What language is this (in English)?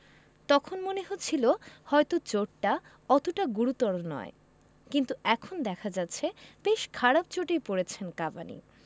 Bangla